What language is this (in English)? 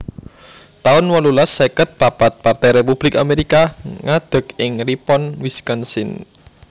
Javanese